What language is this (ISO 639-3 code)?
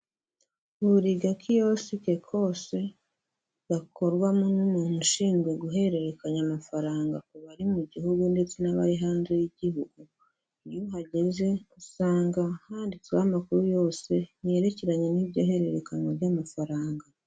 kin